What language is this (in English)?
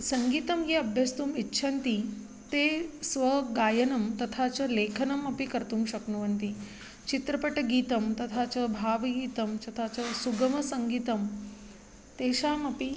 Sanskrit